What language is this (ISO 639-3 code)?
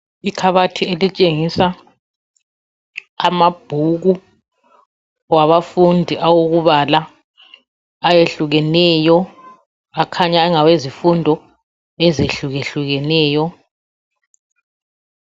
nde